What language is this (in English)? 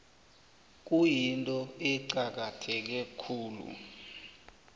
South Ndebele